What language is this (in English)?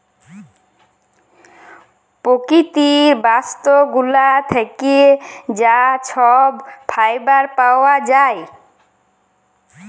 Bangla